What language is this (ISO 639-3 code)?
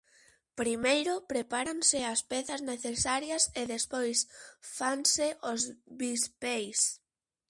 glg